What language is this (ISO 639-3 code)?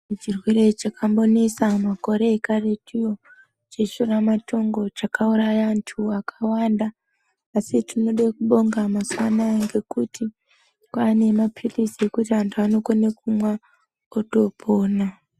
ndc